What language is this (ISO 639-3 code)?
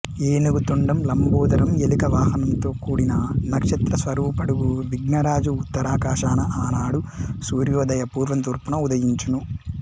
tel